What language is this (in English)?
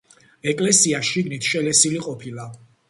Georgian